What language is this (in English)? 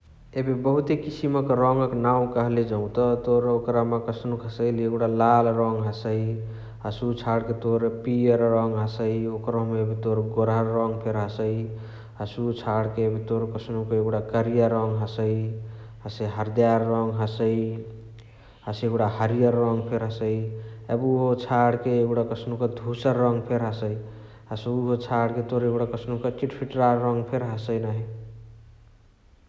Chitwania Tharu